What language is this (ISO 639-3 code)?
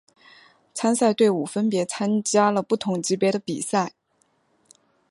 zho